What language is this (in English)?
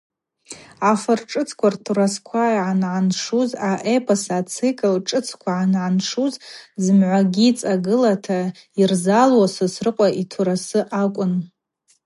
Abaza